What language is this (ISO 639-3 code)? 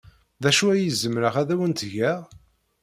kab